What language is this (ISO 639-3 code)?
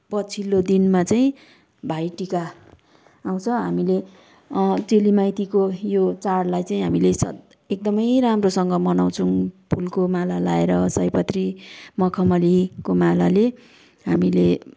nep